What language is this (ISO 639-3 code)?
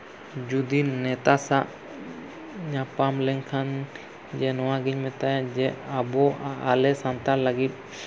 sat